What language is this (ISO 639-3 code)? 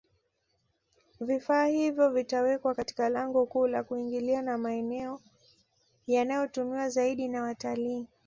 swa